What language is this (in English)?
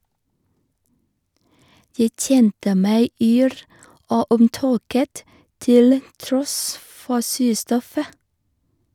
Norwegian